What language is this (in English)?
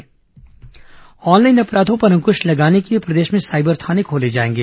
Hindi